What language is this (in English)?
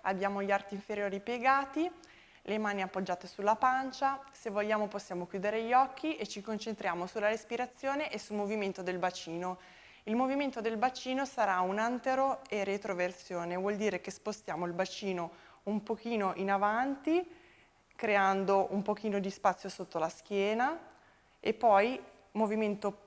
Italian